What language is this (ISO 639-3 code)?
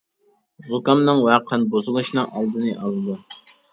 uig